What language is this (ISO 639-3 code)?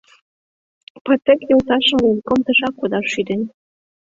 chm